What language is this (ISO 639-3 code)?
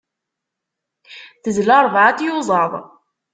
kab